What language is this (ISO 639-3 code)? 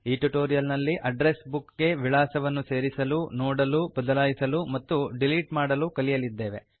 kan